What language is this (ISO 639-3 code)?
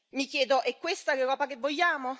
ita